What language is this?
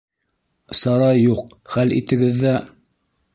Bashkir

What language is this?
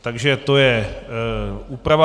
Czech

